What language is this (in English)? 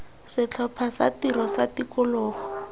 Tswana